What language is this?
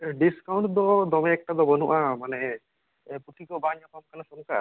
Santali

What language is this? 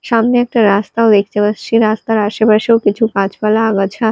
Bangla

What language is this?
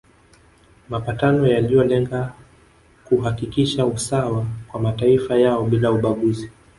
Swahili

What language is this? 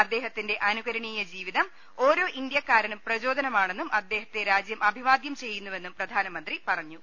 Malayalam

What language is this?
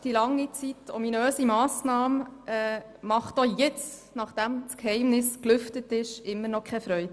Swiss German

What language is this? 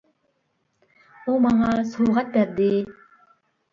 Uyghur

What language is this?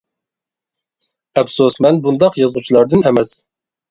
Uyghur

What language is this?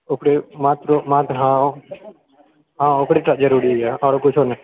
Maithili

